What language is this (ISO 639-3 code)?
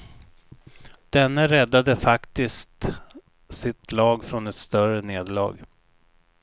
swe